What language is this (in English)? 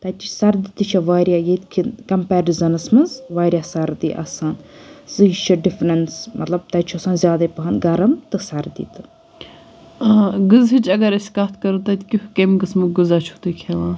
Kashmiri